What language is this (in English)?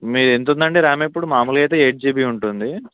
Telugu